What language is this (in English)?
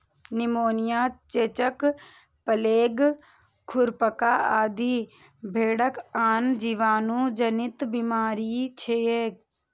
Maithili